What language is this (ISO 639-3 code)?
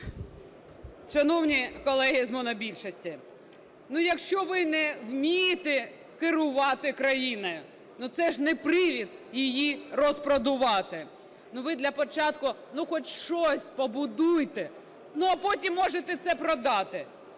ukr